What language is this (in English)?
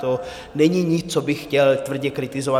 Czech